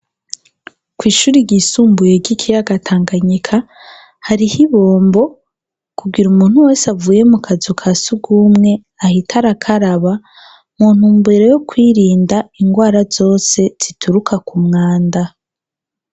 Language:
Rundi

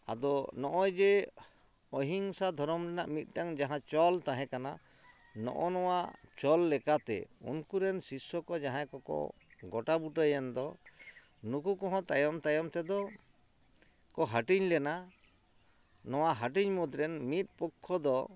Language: Santali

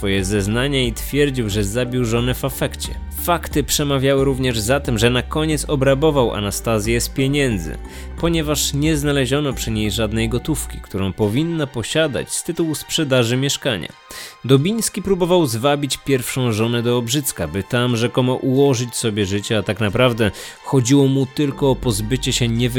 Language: Polish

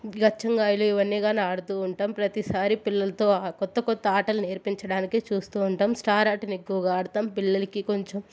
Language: Telugu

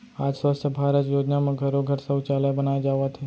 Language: Chhattisgarhi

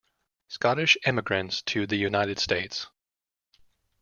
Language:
English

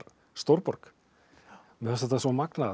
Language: Icelandic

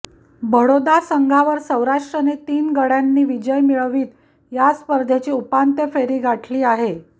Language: Marathi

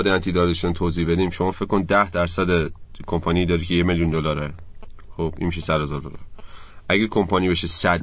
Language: Persian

